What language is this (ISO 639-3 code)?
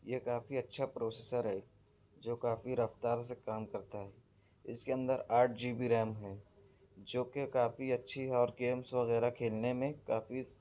urd